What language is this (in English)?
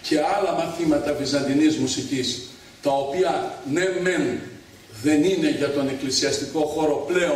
Greek